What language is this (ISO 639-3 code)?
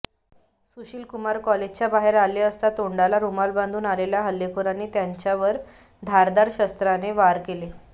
mar